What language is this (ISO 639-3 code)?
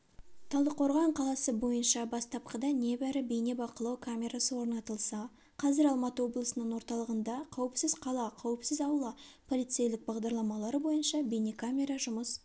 kaz